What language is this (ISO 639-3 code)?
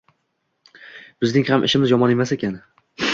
uzb